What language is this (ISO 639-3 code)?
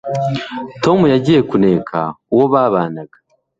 kin